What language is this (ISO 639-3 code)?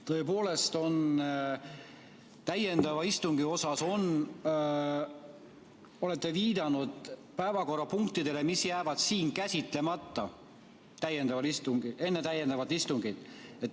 est